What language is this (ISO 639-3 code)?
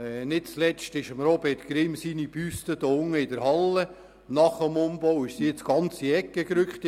gsw